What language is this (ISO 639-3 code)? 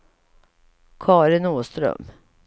swe